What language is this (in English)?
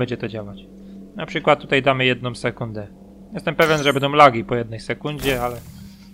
Polish